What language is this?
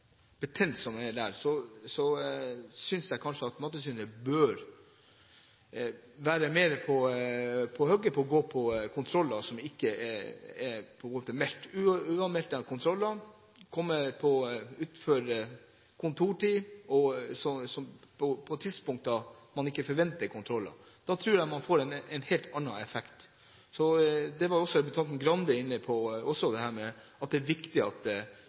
Norwegian Bokmål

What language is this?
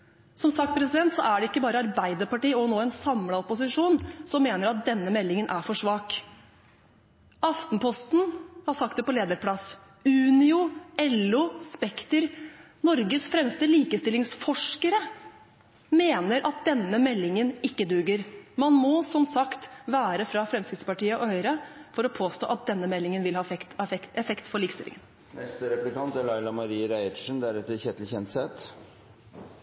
Norwegian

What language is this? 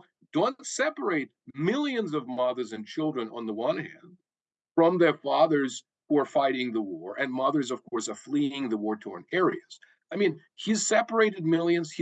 English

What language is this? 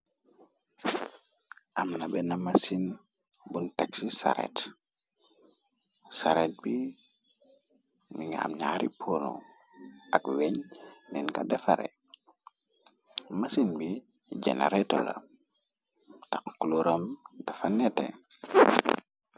Wolof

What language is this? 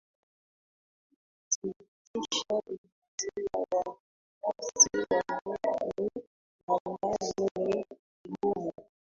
Swahili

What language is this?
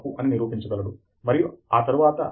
Telugu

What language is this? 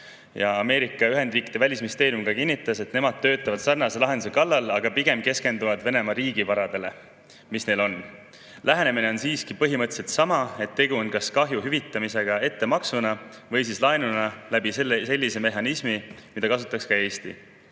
Estonian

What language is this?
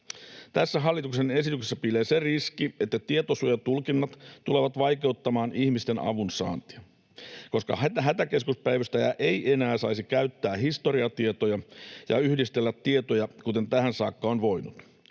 Finnish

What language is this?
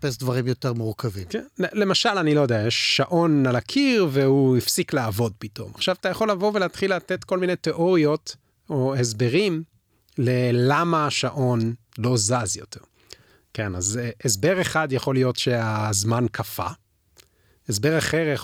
Hebrew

